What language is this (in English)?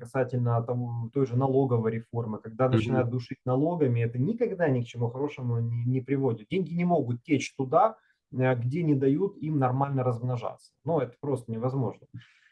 Russian